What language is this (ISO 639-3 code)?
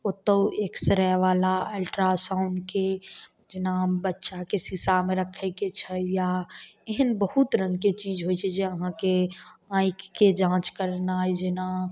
mai